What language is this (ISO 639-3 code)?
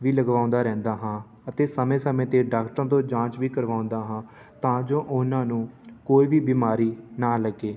pan